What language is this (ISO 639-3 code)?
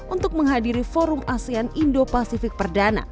ind